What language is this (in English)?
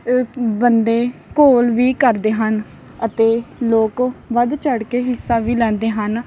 Punjabi